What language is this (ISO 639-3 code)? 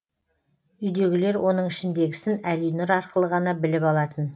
kaz